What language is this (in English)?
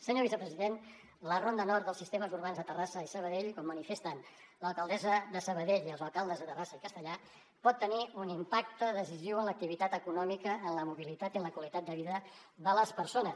Catalan